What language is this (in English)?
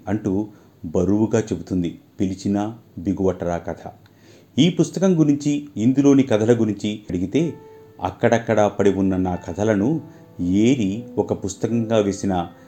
Telugu